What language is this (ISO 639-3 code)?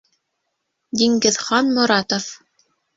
bak